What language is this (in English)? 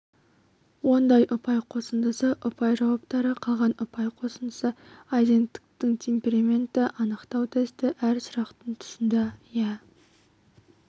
Kazakh